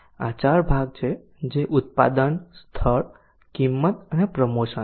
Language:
Gujarati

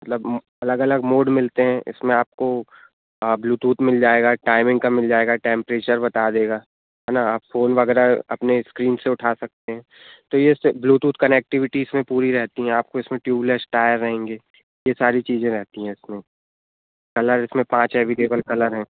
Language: Hindi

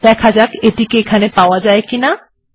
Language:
Bangla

